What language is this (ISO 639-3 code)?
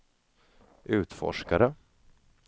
swe